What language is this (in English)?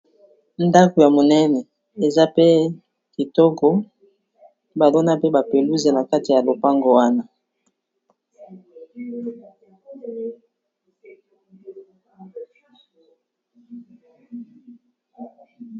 Lingala